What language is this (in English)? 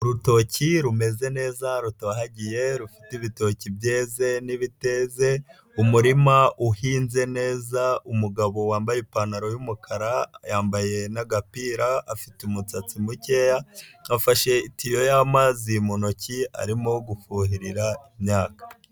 Kinyarwanda